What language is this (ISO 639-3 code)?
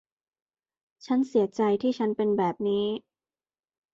tha